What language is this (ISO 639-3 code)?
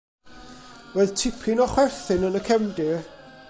cym